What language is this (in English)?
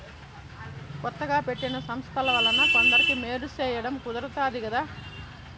Telugu